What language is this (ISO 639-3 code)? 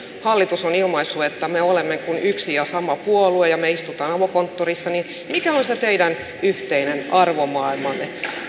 fin